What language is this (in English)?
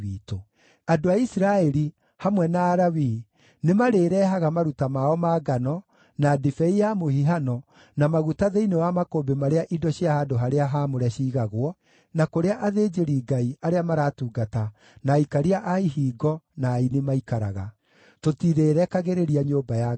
Kikuyu